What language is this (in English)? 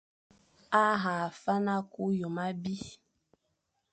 Fang